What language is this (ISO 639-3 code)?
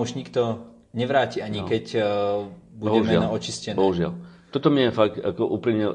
slk